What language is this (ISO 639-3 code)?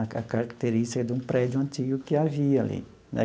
por